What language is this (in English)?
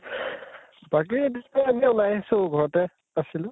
Assamese